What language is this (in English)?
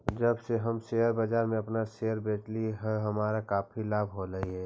Magahi